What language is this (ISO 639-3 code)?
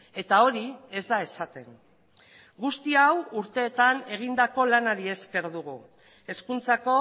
eus